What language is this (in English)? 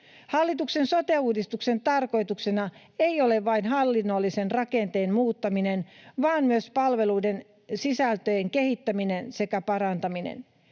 Finnish